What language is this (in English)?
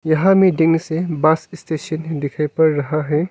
Hindi